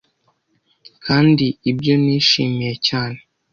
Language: Kinyarwanda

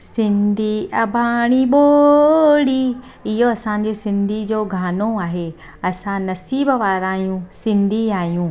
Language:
Sindhi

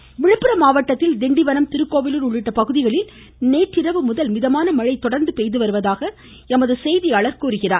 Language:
Tamil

